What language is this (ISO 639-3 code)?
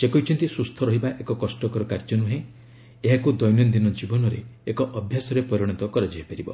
ori